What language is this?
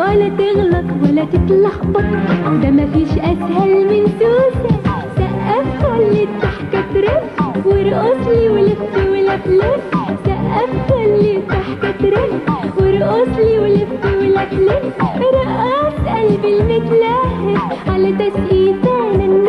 Thai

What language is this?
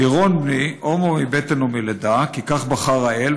Hebrew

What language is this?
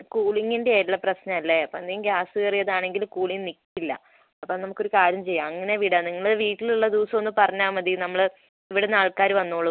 Malayalam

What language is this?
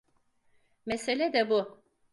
Turkish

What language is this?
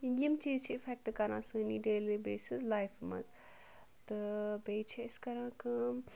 Kashmiri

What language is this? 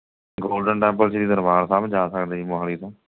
Punjabi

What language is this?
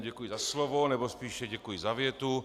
Czech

